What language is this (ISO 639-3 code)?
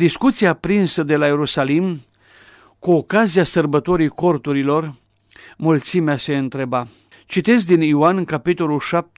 ron